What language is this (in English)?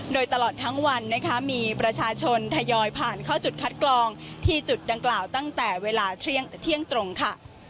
Thai